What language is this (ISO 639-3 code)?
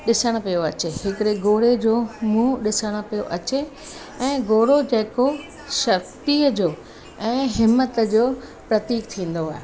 snd